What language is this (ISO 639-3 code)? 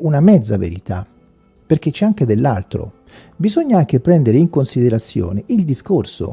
ita